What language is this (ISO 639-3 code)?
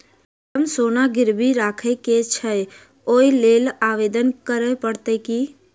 mai